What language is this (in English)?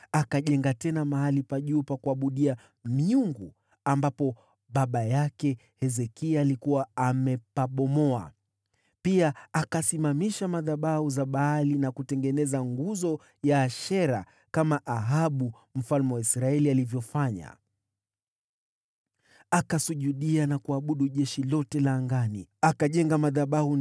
Swahili